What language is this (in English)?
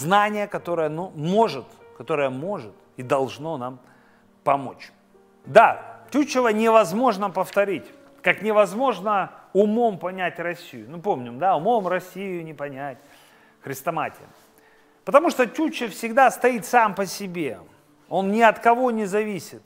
Russian